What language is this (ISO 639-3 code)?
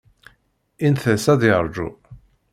kab